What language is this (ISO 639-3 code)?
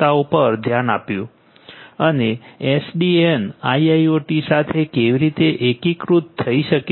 guj